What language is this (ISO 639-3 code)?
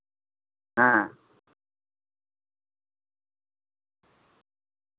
sat